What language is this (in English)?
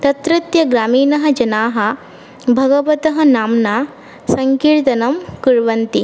Sanskrit